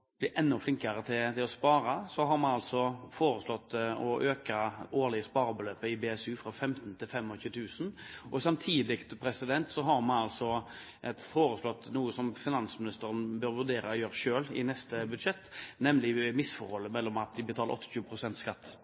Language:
Norwegian Bokmål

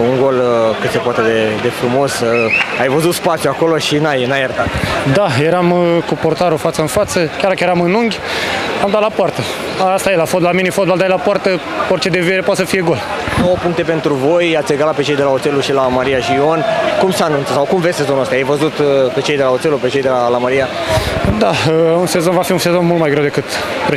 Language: Romanian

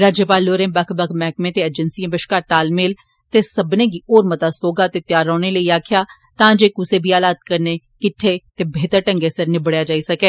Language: Dogri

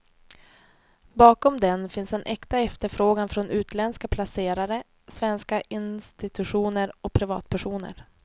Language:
Swedish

